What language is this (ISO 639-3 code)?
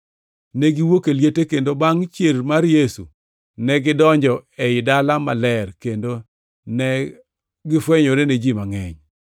luo